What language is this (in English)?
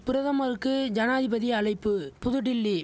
Tamil